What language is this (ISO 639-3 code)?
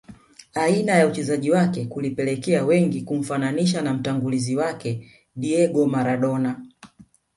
swa